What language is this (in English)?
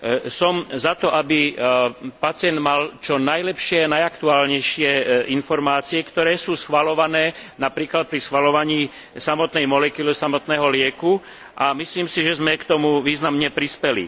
Slovak